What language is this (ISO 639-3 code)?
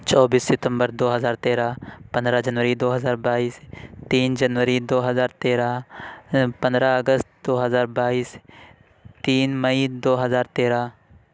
urd